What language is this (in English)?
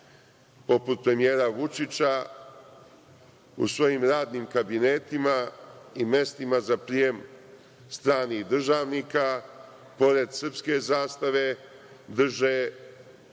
Serbian